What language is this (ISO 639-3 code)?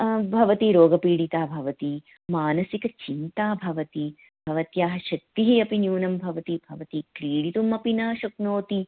san